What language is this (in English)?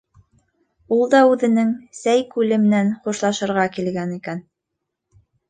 Bashkir